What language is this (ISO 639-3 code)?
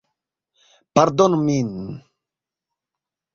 epo